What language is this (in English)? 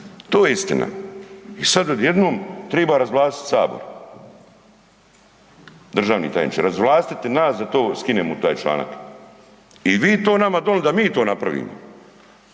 Croatian